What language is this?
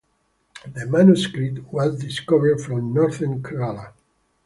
English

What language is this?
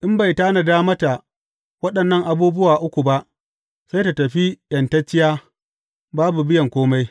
Hausa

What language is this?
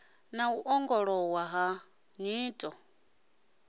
Venda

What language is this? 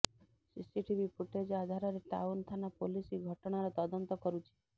Odia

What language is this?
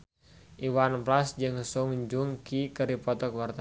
Sundanese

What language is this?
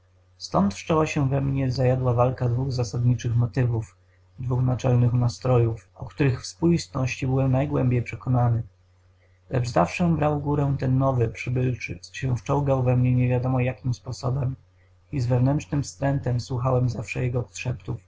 Polish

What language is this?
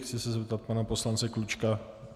Czech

